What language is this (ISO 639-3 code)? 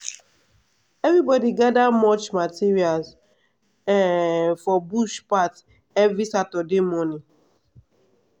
pcm